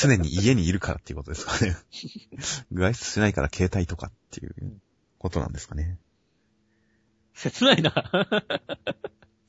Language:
Japanese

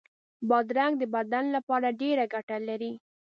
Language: Pashto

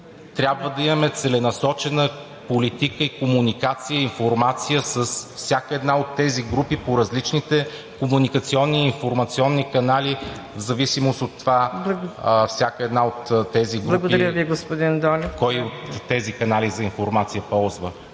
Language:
Bulgarian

